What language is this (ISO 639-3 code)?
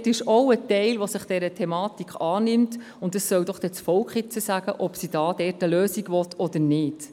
gsw